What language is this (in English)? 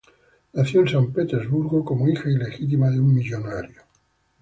Spanish